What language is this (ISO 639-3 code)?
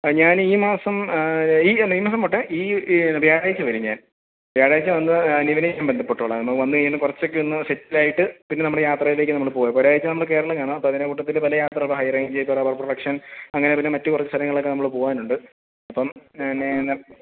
mal